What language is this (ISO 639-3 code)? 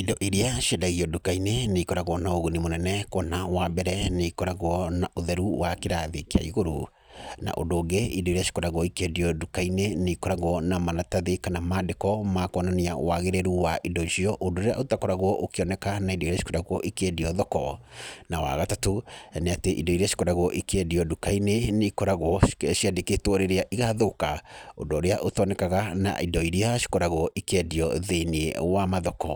kik